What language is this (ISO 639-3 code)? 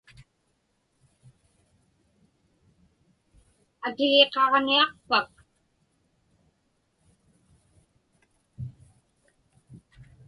ipk